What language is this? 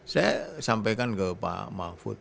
Indonesian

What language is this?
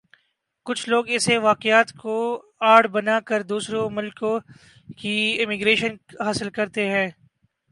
Urdu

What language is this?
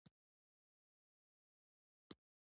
Pashto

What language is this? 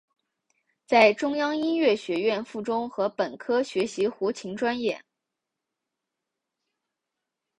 Chinese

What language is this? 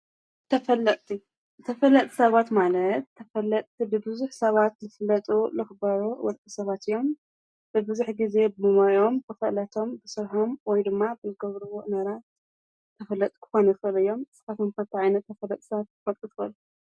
Tigrinya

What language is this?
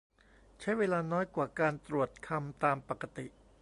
Thai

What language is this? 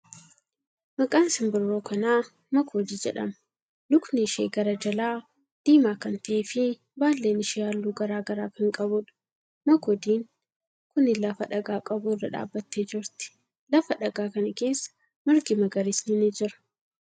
Oromo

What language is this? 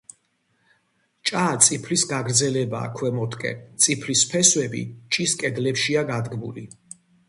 Georgian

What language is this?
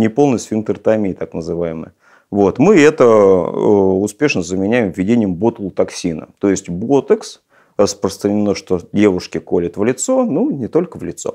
Russian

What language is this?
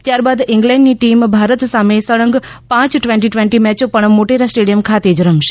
Gujarati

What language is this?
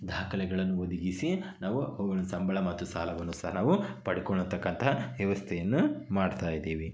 Kannada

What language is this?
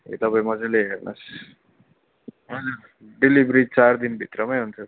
Nepali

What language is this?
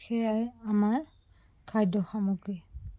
Assamese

